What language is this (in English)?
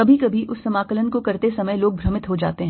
Hindi